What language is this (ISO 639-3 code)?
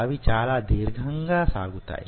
tel